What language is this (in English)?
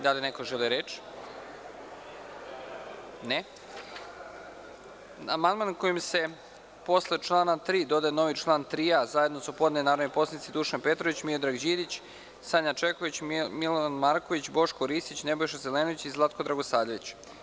Serbian